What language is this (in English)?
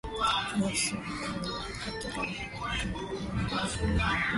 Swahili